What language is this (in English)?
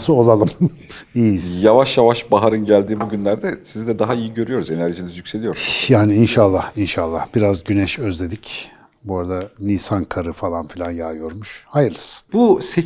Turkish